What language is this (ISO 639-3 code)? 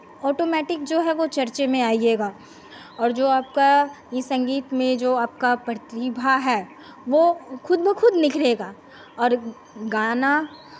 hin